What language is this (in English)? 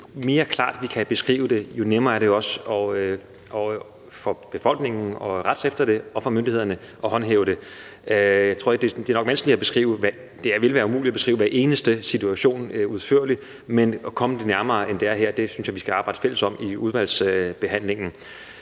Danish